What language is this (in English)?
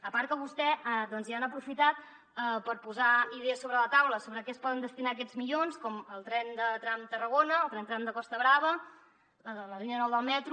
Catalan